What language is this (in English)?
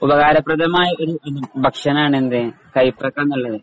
Malayalam